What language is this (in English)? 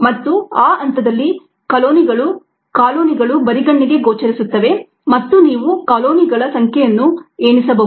Kannada